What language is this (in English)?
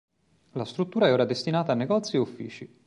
Italian